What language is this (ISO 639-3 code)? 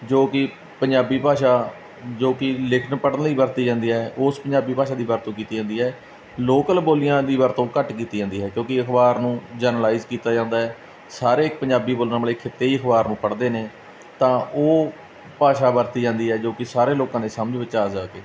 pan